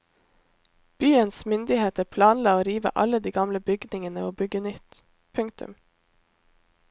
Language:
Norwegian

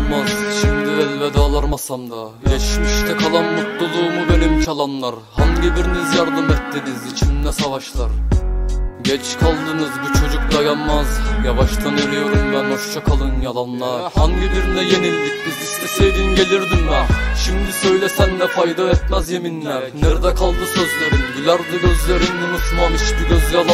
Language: Turkish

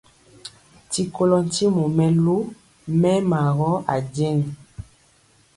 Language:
Mpiemo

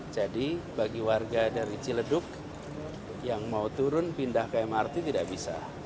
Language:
Indonesian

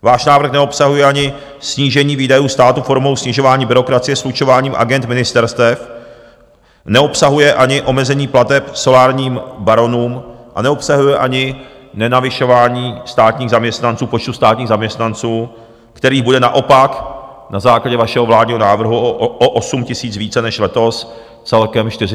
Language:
Czech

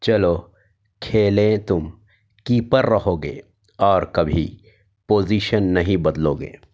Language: Urdu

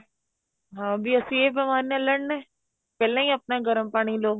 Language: Punjabi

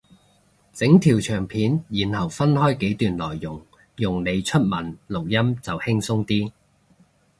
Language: Cantonese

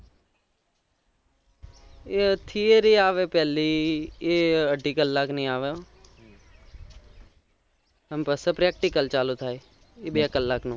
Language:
Gujarati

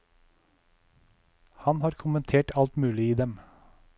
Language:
Norwegian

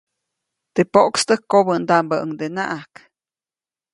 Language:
Copainalá Zoque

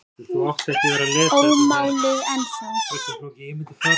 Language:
Icelandic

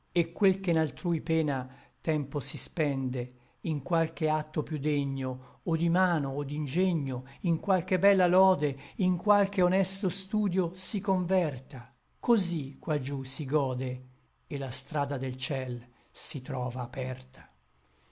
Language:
Italian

